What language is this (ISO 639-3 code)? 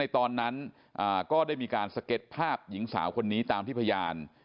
tha